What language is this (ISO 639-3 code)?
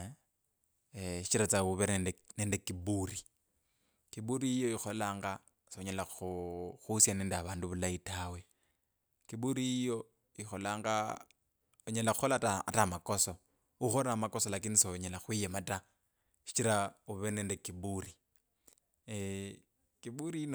lkb